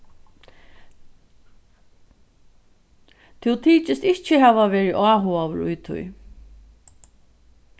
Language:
Faroese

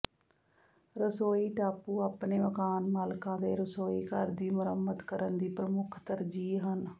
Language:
Punjabi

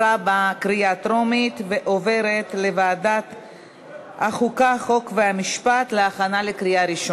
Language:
Hebrew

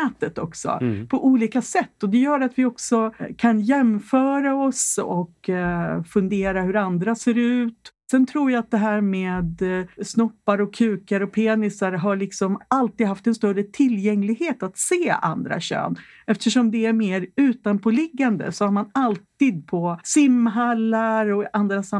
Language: Swedish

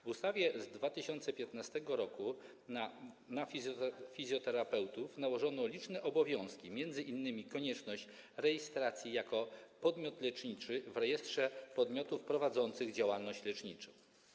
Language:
Polish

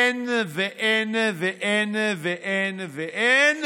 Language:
Hebrew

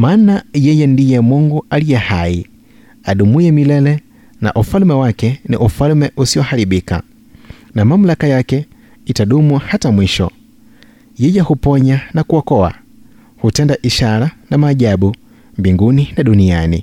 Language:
Swahili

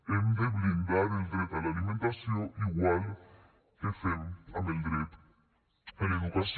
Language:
Catalan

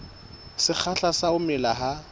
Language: Southern Sotho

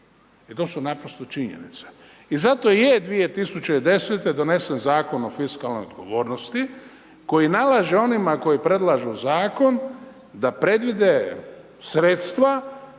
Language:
Croatian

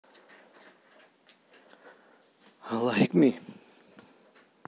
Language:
Russian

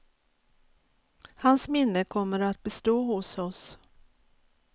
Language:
Swedish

